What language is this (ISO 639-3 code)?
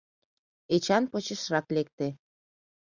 chm